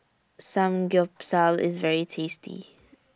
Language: English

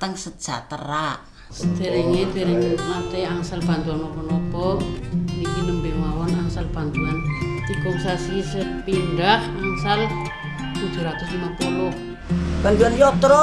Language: Indonesian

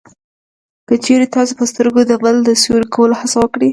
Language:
Pashto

